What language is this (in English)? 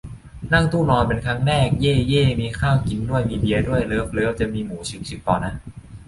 Thai